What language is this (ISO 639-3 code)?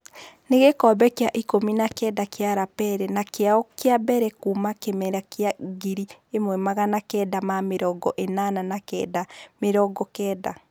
kik